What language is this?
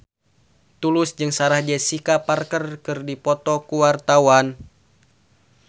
Sundanese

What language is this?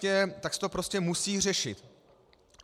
Czech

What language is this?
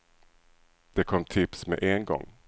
Swedish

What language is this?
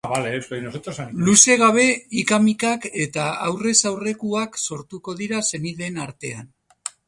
Basque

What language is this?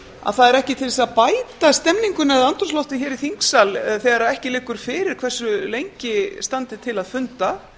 Icelandic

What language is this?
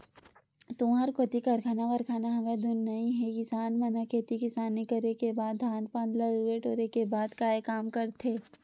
Chhattisgarhi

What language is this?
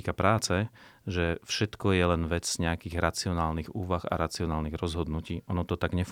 Slovak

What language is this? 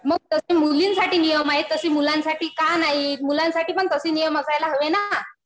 Marathi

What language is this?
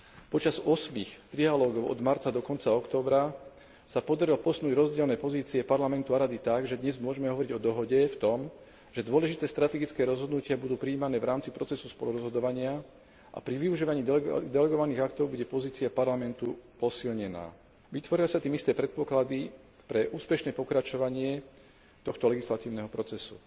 Slovak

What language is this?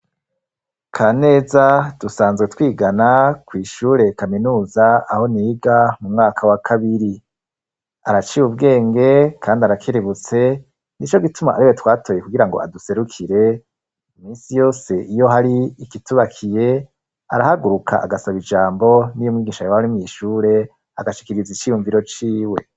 Rundi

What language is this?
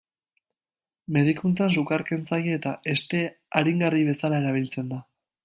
Basque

